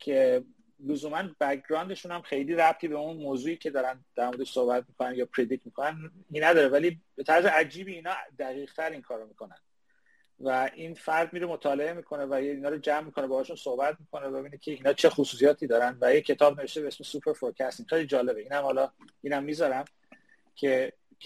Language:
Persian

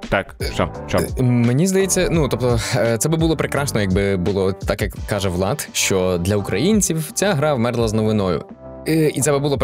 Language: Ukrainian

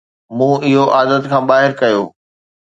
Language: Sindhi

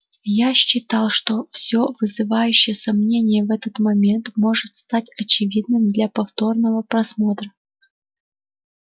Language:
Russian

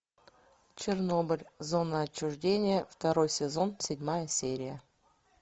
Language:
Russian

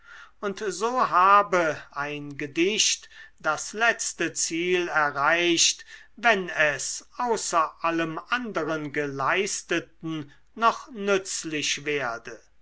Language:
German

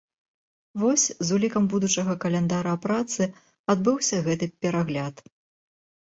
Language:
Belarusian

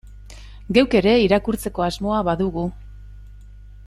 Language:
Basque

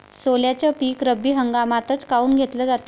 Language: Marathi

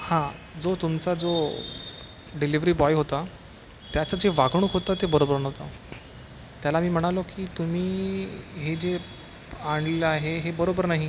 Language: Marathi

